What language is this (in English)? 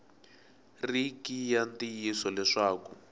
Tsonga